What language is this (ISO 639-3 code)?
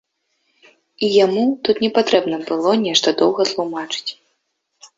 bel